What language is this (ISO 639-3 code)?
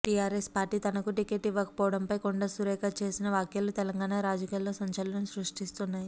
tel